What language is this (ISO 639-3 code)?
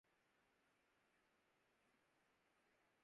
urd